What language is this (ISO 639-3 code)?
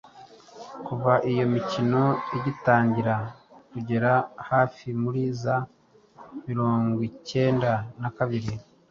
kin